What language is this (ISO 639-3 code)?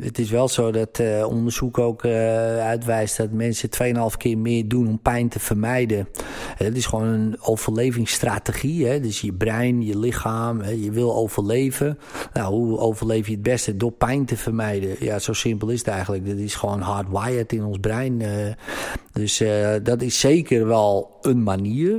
nld